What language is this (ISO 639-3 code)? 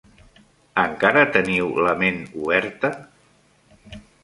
cat